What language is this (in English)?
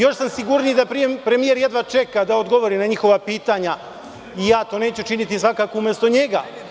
Serbian